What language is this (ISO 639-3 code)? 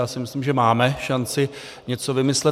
ces